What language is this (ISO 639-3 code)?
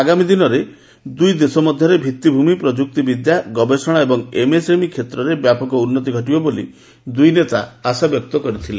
ori